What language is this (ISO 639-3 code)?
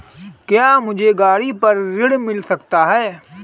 hin